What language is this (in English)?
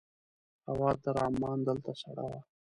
Pashto